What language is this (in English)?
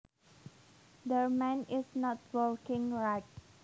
Javanese